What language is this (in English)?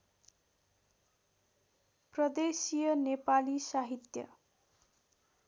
Nepali